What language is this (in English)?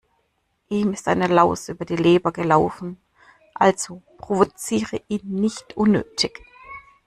German